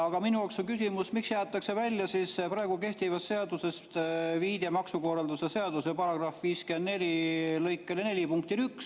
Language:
Estonian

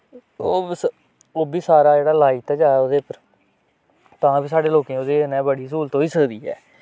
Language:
Dogri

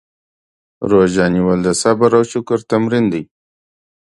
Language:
Pashto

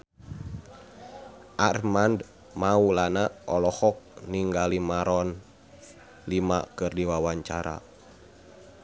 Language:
Sundanese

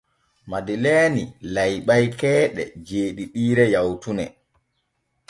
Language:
Borgu Fulfulde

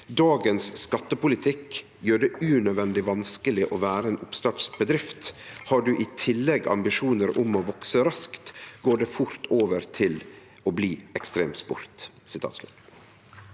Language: Norwegian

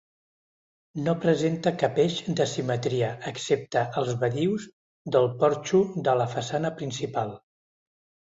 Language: Catalan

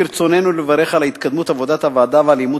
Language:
Hebrew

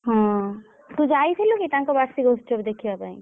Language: Odia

